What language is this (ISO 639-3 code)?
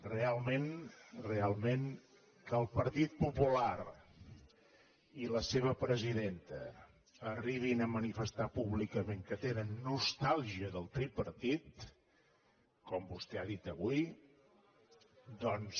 cat